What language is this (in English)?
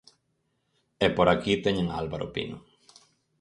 Galician